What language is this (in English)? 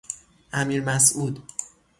Persian